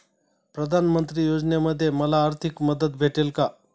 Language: Marathi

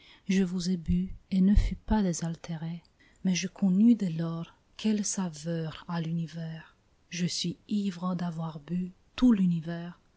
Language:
French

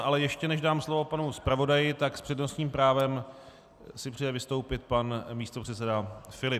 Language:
Czech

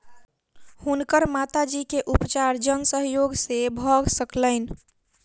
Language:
Maithili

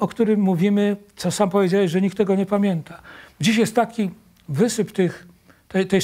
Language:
Polish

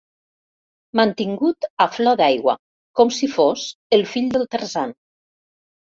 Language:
Catalan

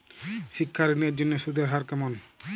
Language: Bangla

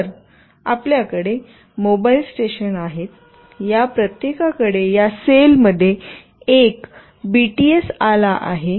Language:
Marathi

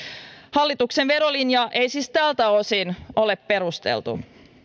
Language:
Finnish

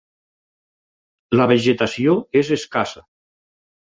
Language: Catalan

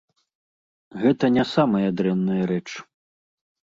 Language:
Belarusian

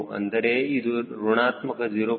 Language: Kannada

